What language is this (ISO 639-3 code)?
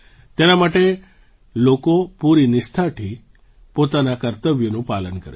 guj